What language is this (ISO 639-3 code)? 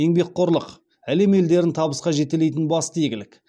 kaz